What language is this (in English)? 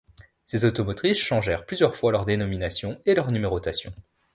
French